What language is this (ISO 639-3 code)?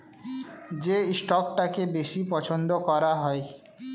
ben